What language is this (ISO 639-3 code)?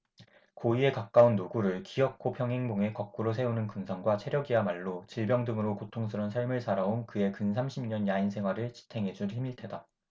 kor